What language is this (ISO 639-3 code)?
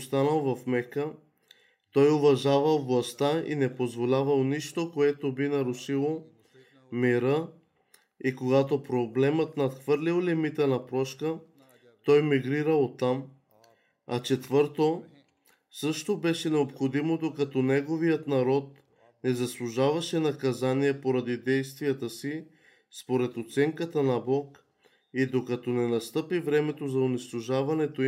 bul